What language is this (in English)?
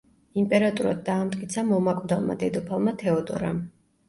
Georgian